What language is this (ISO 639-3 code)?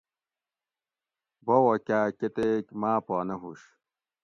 gwc